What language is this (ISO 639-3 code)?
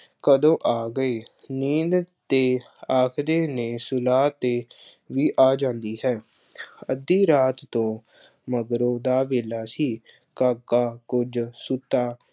pan